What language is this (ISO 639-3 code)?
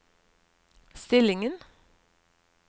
nor